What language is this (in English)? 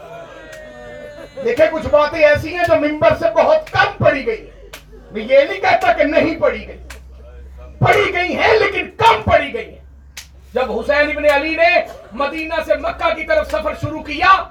Urdu